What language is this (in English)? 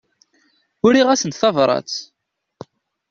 Kabyle